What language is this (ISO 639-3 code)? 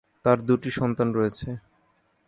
ben